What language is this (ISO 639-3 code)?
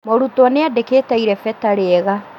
kik